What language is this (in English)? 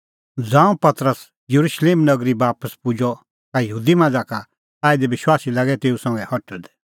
Kullu Pahari